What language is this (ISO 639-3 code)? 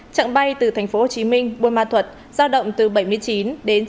vie